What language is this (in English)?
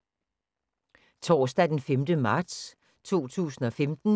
Danish